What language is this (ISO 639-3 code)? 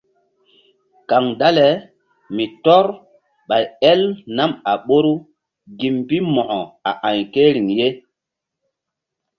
mdd